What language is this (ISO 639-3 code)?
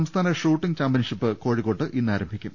mal